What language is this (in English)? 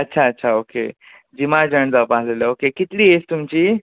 Konkani